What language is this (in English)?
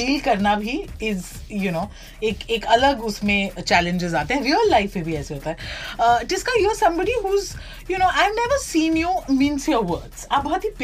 Hindi